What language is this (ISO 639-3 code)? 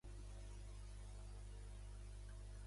cat